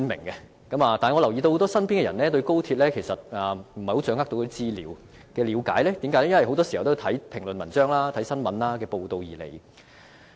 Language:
Cantonese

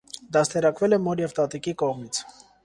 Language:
Armenian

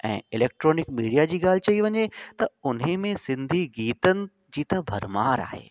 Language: Sindhi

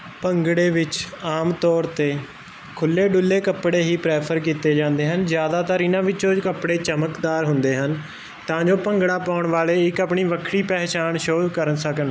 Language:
Punjabi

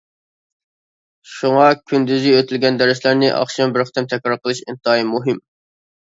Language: Uyghur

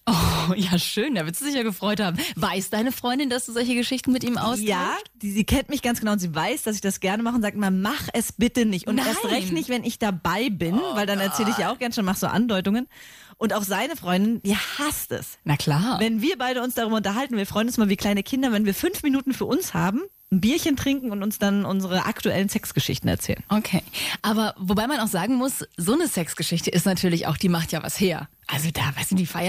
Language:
German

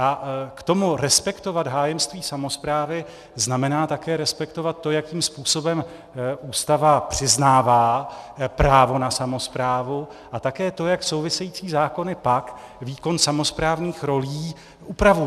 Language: Czech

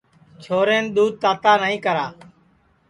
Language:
Sansi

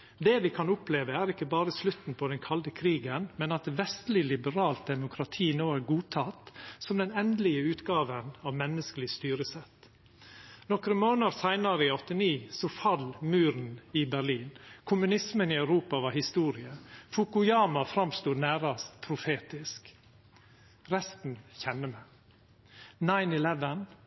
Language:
Norwegian Nynorsk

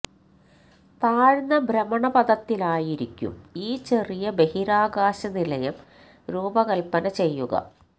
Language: Malayalam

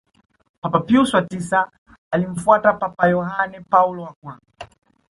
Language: Swahili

